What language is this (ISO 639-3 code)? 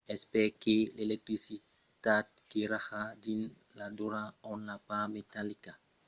oci